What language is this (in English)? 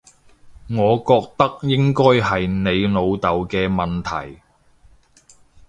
Cantonese